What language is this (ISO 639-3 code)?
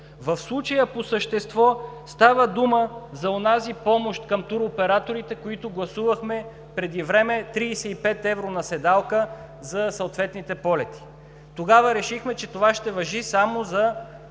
bul